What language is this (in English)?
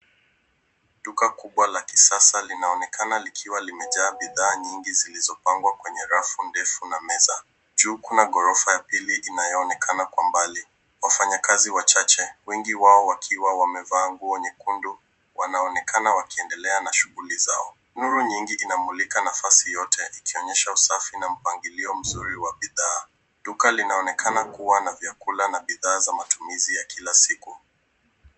Swahili